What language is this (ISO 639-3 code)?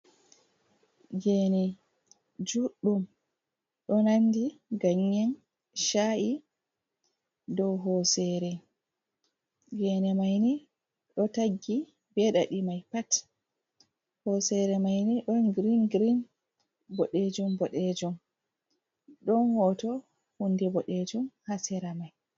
ful